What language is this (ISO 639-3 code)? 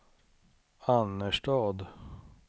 swe